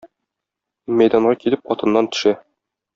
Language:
Tatar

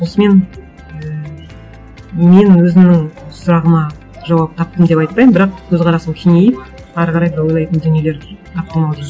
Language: Kazakh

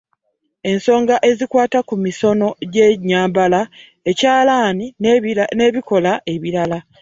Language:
Ganda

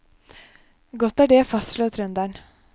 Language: Norwegian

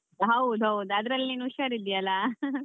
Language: Kannada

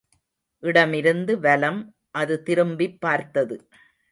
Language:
Tamil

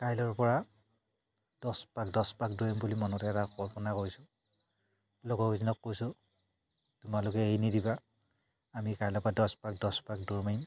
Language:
Assamese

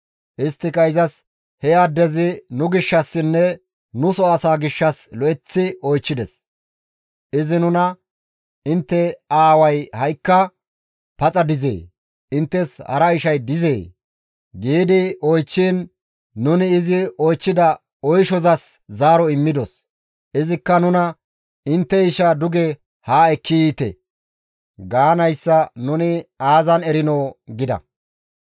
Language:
Gamo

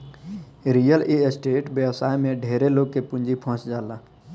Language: Bhojpuri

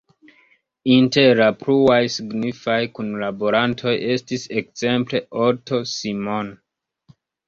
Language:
Esperanto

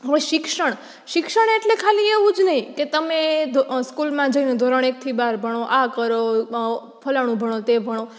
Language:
Gujarati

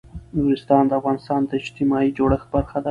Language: Pashto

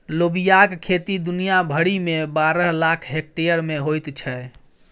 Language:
Maithili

